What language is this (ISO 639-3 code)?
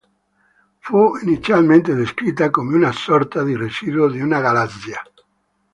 ita